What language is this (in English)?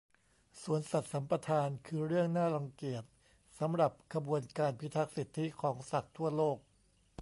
Thai